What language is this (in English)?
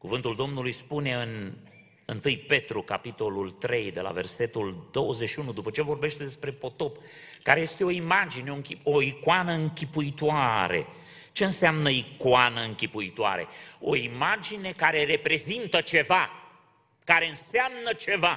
Romanian